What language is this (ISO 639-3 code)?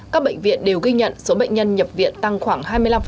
vie